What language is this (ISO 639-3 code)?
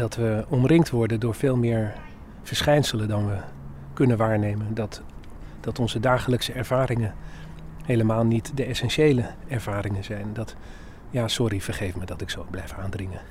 nld